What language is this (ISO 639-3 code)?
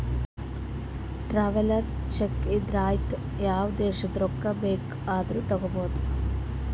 kan